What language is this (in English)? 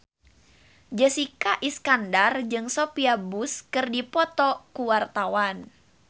Sundanese